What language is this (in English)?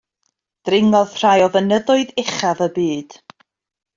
Welsh